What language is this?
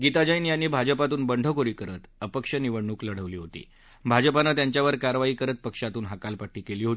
Marathi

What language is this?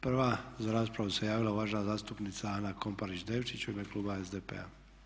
Croatian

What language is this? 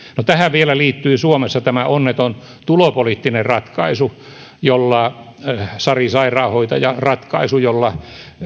Finnish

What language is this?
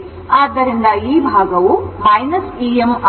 Kannada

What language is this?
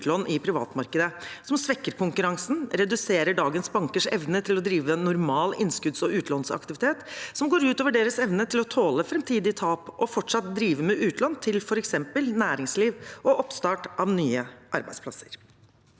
Norwegian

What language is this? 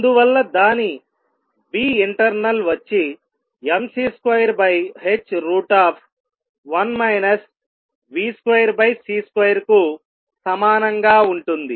Telugu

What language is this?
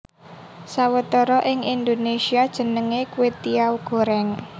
Javanese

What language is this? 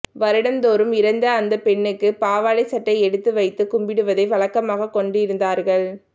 Tamil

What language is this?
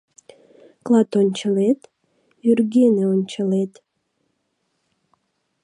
Mari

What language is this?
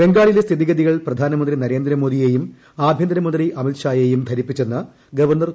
Malayalam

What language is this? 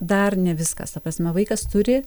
Lithuanian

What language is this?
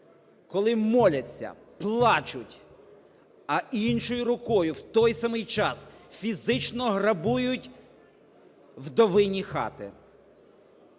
Ukrainian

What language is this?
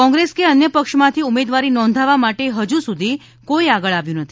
Gujarati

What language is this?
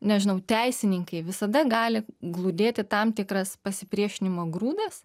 Lithuanian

